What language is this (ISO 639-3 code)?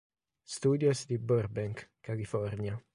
ita